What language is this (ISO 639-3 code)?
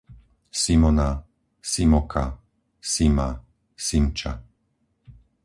slk